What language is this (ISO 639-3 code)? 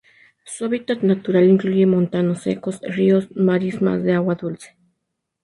spa